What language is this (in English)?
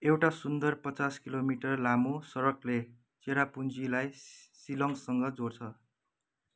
Nepali